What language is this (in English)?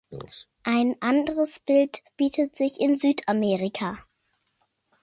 German